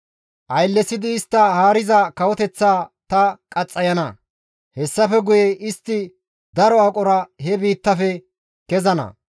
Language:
Gamo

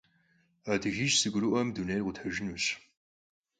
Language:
Kabardian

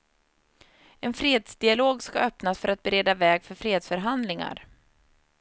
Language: Swedish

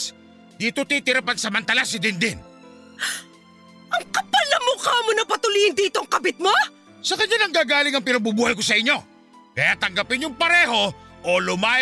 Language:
Filipino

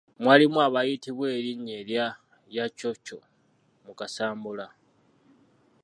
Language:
Ganda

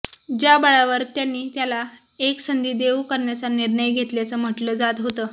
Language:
Marathi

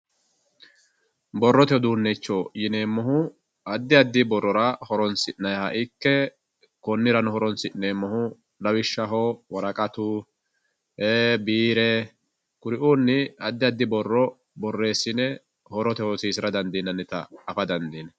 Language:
Sidamo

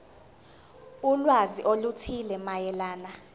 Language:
Zulu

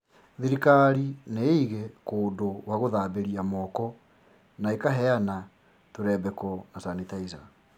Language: Kikuyu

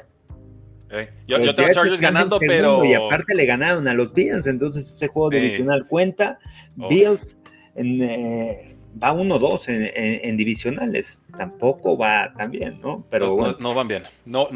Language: Spanish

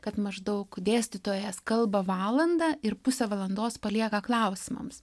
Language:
Lithuanian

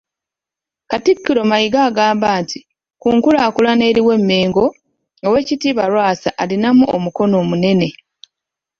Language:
Ganda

